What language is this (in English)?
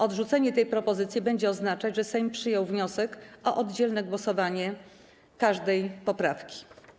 Polish